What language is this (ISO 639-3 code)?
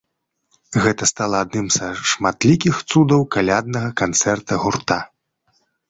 bel